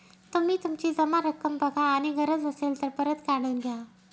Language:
Marathi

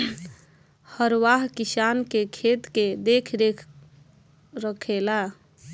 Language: Bhojpuri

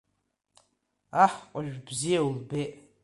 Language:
Abkhazian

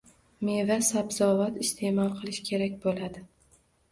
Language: Uzbek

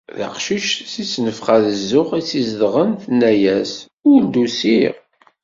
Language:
Kabyle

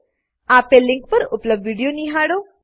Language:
Gujarati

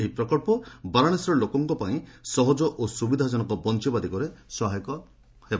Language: Odia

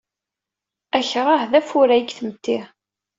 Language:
Kabyle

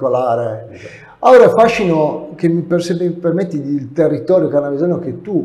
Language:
Italian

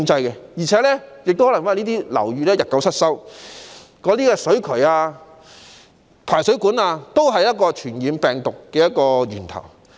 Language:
Cantonese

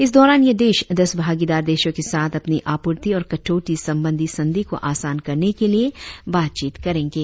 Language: Hindi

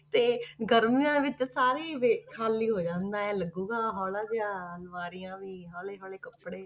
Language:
Punjabi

